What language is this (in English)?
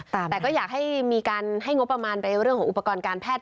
Thai